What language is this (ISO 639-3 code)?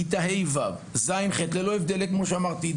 heb